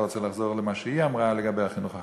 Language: Hebrew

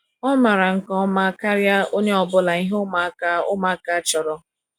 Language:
Igbo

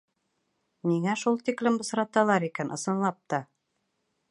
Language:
Bashkir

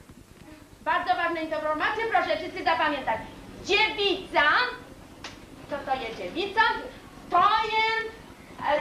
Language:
Polish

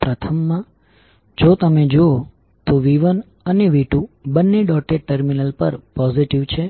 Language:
Gujarati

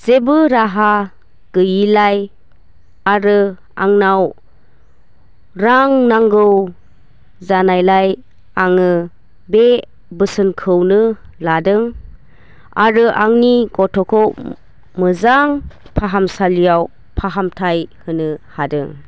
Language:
Bodo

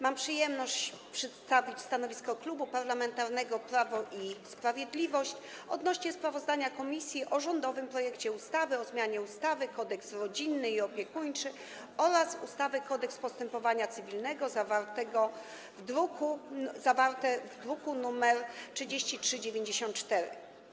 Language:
Polish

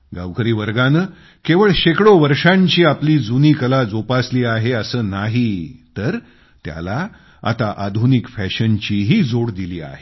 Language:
Marathi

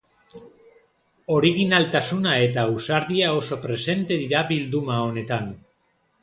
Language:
Basque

